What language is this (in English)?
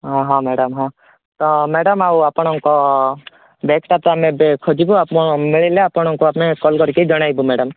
Odia